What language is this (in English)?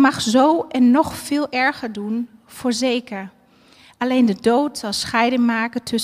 Dutch